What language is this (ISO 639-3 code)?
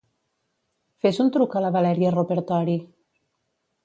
cat